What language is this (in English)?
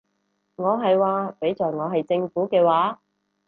Cantonese